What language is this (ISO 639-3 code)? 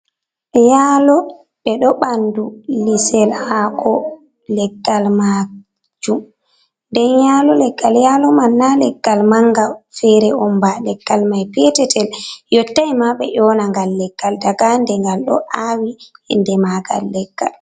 ful